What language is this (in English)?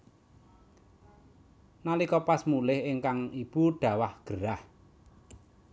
Javanese